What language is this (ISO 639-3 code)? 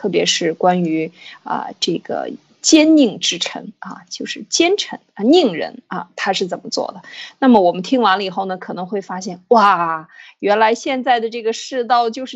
zho